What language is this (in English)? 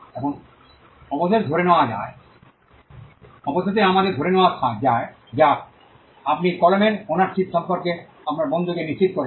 Bangla